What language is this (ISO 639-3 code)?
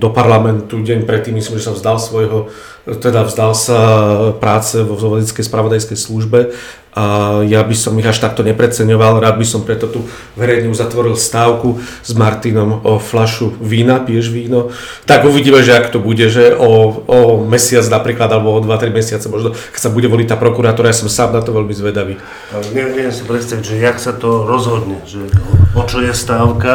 slk